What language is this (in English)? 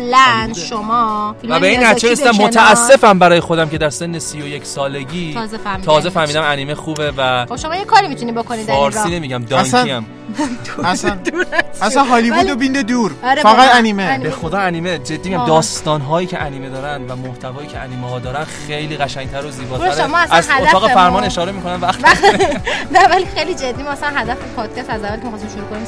Persian